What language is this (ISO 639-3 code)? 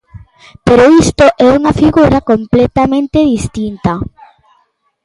glg